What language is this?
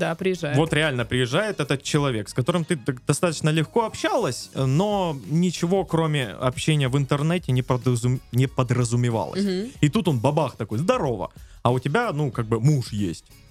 Russian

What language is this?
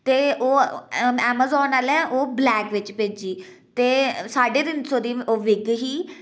Dogri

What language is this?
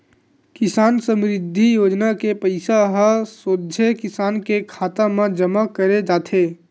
Chhattisgarhi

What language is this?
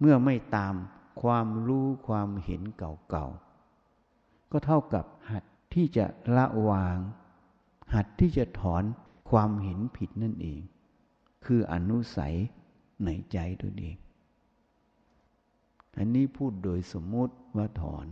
Thai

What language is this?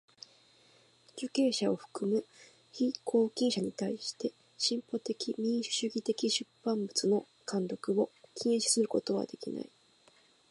Japanese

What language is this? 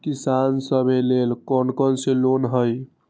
Magahi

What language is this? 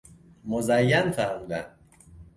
Persian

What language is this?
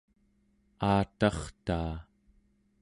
Central Yupik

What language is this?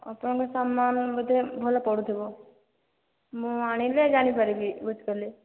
Odia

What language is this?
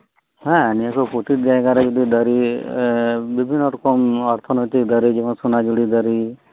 Santali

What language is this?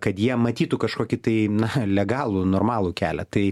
Lithuanian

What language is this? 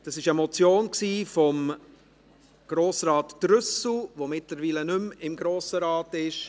Swiss German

